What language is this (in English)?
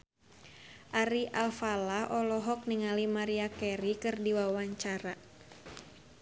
Sundanese